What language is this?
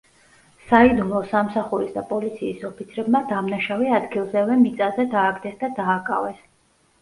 Georgian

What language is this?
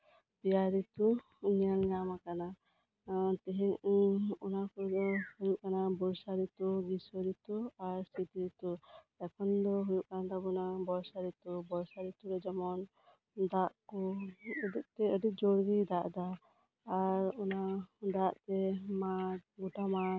Santali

